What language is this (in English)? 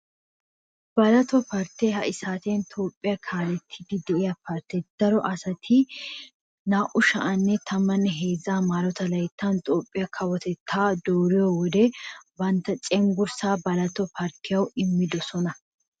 Wolaytta